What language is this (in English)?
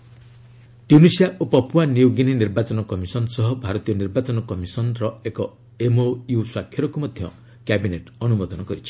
Odia